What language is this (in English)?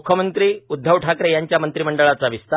Marathi